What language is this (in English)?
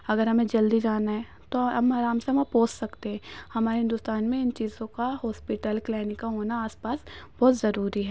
Urdu